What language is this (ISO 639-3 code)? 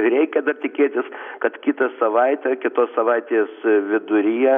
lit